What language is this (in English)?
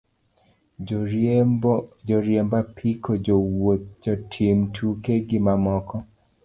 Luo (Kenya and Tanzania)